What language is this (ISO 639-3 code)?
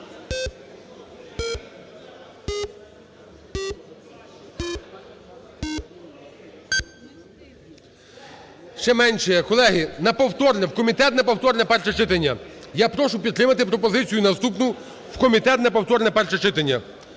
ukr